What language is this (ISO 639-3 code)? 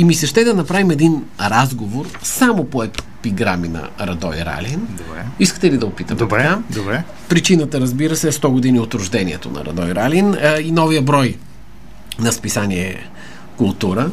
bul